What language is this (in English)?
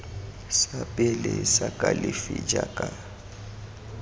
Tswana